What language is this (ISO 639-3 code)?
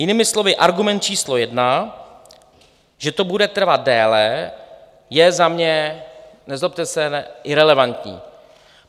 ces